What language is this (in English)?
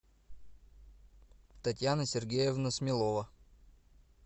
Russian